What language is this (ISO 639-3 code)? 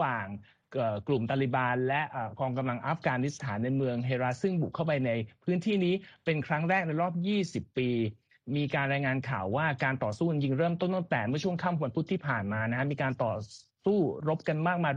tha